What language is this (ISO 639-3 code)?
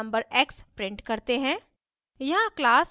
hin